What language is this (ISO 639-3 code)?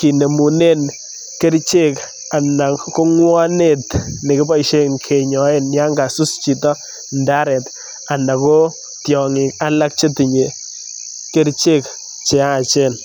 kln